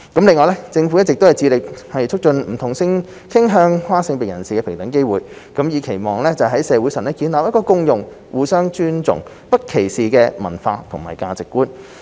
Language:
Cantonese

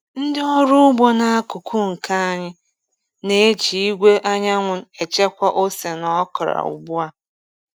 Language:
Igbo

